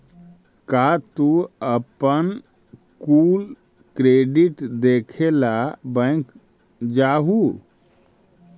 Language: Magahi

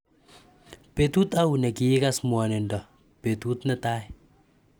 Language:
Kalenjin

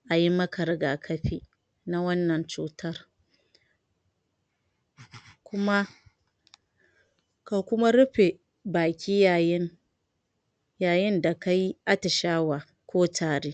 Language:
Hausa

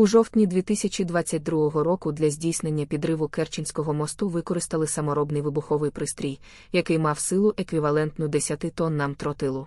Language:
Ukrainian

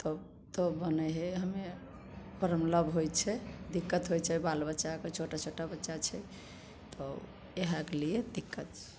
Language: Maithili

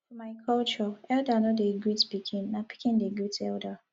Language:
Nigerian Pidgin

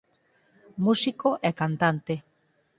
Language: Galician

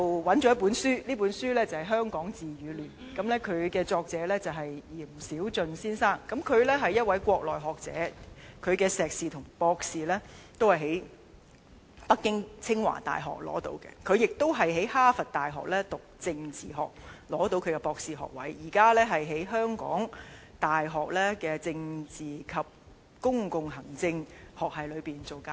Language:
Cantonese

